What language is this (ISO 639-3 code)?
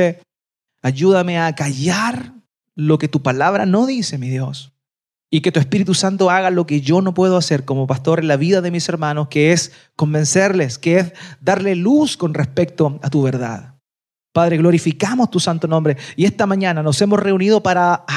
spa